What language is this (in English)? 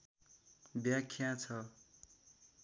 Nepali